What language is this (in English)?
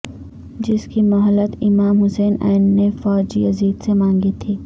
Urdu